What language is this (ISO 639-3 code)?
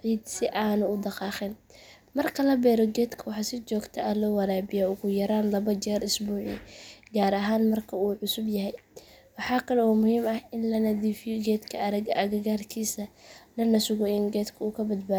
som